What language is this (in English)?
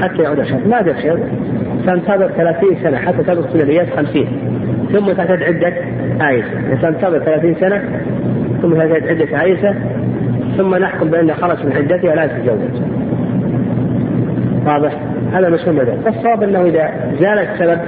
Arabic